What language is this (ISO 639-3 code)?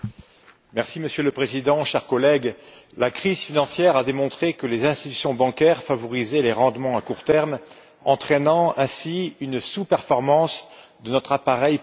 fra